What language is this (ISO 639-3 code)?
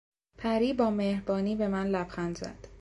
fas